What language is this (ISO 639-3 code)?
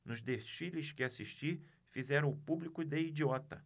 por